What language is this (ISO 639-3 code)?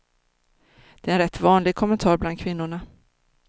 swe